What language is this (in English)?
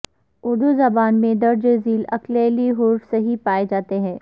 Urdu